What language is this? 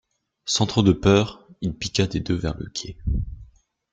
French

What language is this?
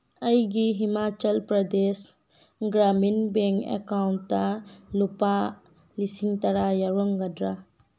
Manipuri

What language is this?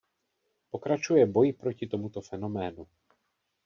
Czech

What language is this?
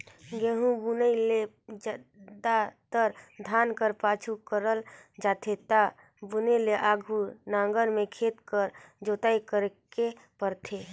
Chhattisgarhi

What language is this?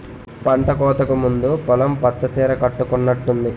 Telugu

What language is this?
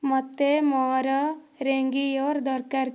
Odia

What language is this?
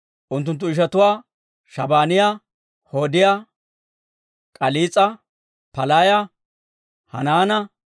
Dawro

